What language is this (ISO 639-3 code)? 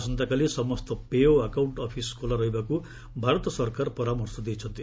ori